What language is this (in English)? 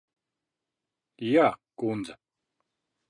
Latvian